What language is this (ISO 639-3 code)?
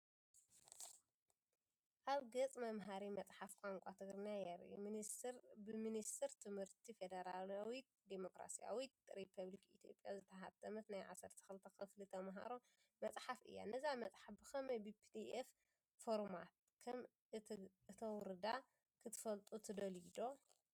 tir